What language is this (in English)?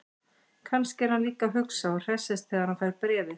Icelandic